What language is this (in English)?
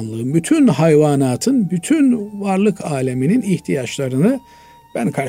Turkish